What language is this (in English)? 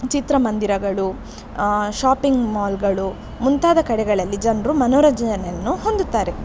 Kannada